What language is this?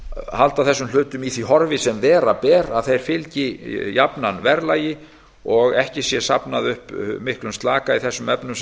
Icelandic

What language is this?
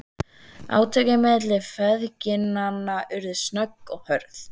Icelandic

